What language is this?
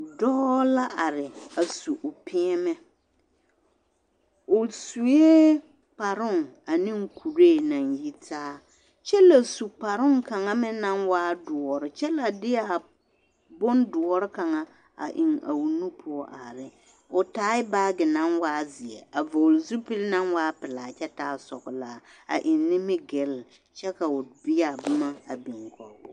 Southern Dagaare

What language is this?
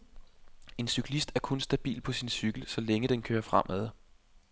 Danish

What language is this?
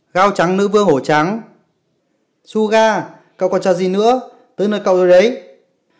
Vietnamese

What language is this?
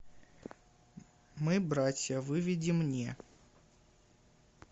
Russian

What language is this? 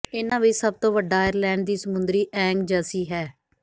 Punjabi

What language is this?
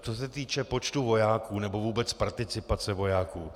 Czech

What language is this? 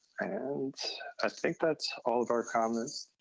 English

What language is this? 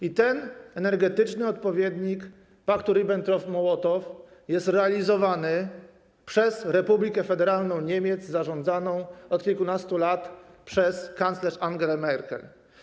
Polish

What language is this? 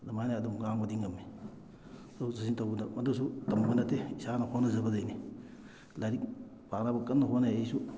Manipuri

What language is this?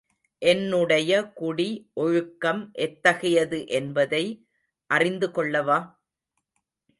Tamil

